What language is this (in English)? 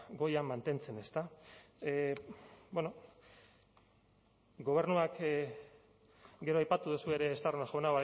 Basque